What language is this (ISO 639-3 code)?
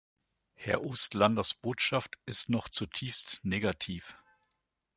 deu